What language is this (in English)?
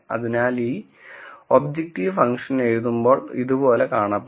Malayalam